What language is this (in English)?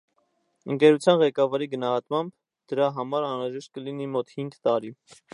Armenian